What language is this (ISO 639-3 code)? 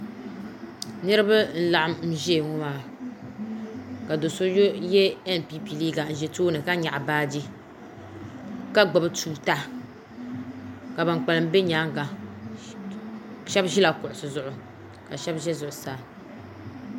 dag